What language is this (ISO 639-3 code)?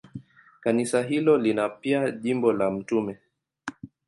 swa